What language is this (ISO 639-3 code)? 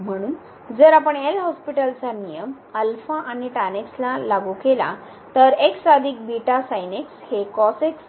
mar